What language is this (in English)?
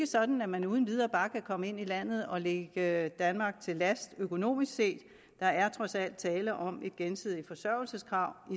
Danish